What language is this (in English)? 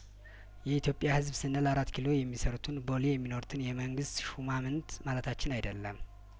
Amharic